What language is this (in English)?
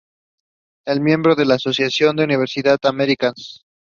English